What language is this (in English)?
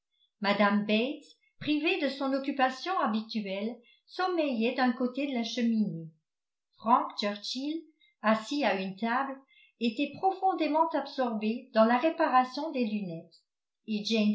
French